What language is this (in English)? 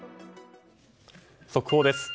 Japanese